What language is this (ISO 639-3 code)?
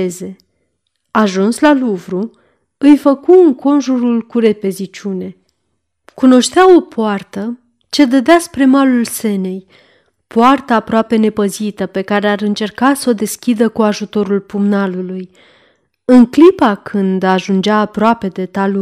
ron